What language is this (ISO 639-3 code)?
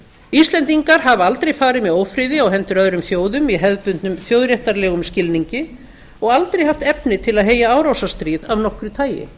isl